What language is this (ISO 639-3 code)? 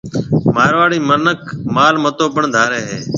mve